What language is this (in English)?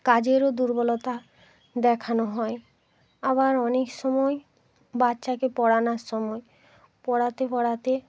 Bangla